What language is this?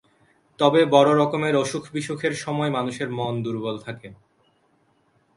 Bangla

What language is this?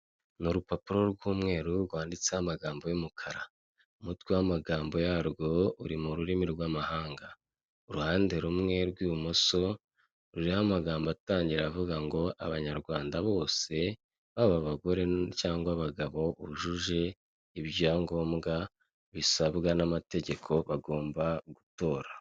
Kinyarwanda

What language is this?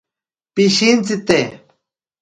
Ashéninka Perené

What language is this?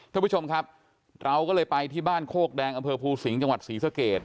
Thai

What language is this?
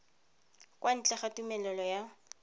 Tswana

